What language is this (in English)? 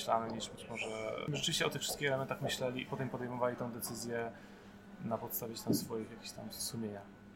Polish